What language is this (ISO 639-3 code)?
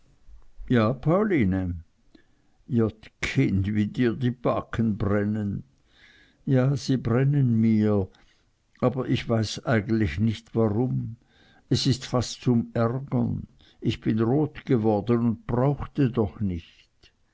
deu